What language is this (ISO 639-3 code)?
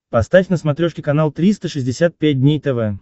rus